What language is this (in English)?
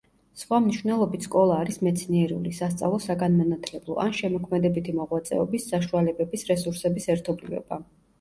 Georgian